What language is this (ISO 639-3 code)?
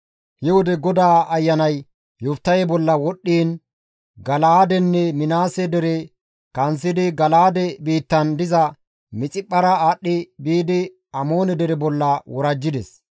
gmv